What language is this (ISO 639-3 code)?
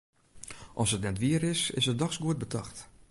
fry